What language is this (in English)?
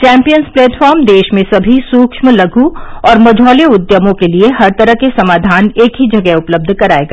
Hindi